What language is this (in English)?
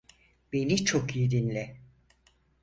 Turkish